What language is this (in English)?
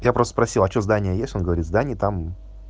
Russian